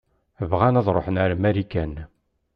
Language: Kabyle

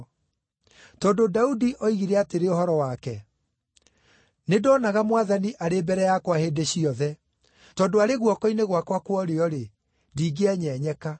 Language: Kikuyu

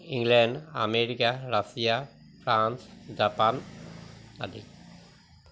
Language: Assamese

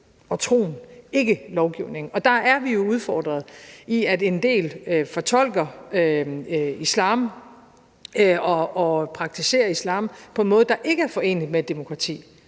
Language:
Danish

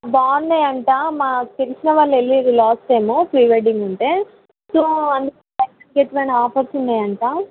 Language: Telugu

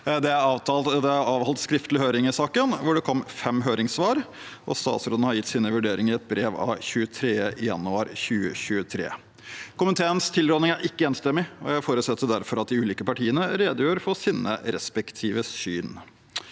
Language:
Norwegian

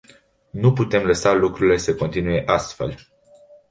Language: Romanian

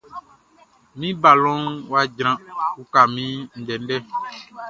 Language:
Baoulé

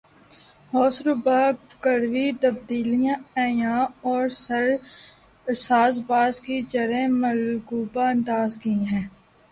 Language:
Urdu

